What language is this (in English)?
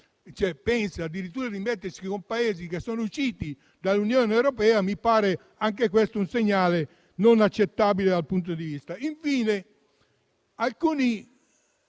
Italian